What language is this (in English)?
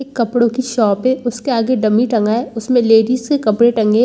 Hindi